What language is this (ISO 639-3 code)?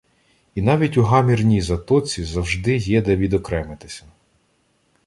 ukr